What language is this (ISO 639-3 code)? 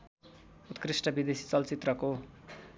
nep